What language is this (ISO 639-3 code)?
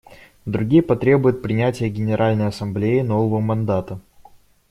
rus